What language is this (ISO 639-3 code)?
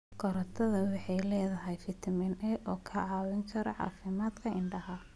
som